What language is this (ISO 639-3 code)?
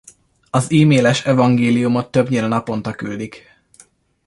hun